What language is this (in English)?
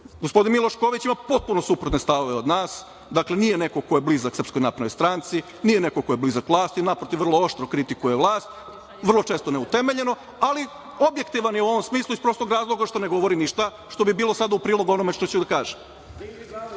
Serbian